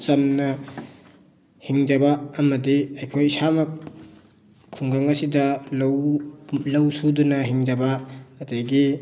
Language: Manipuri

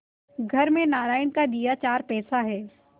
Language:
Hindi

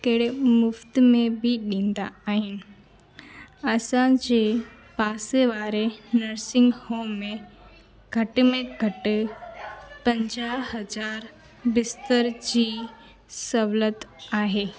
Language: Sindhi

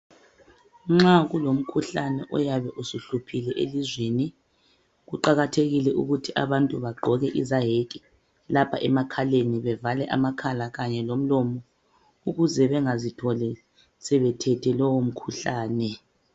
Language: North Ndebele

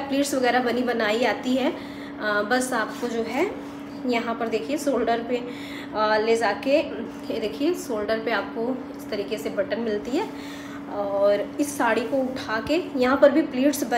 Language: Hindi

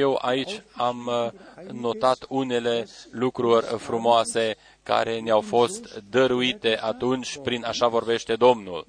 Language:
Romanian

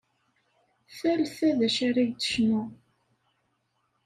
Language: Kabyle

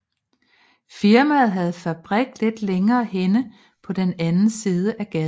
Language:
Danish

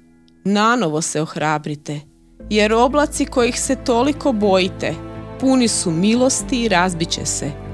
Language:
Croatian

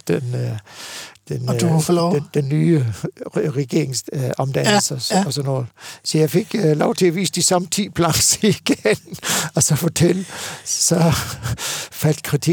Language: Danish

